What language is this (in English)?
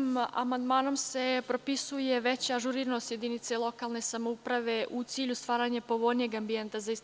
Serbian